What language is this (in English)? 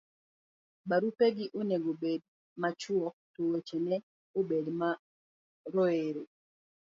Luo (Kenya and Tanzania)